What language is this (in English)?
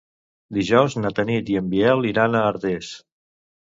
Catalan